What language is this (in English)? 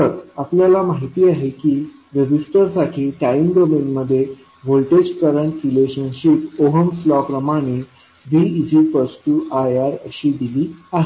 Marathi